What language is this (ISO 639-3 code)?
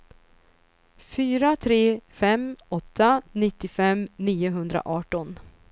swe